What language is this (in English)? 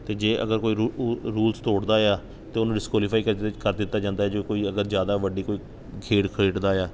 Punjabi